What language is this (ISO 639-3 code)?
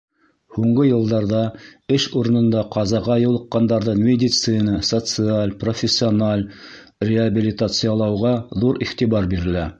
bak